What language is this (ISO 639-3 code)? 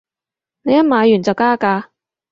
yue